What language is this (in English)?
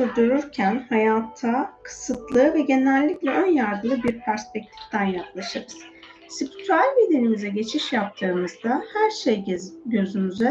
Turkish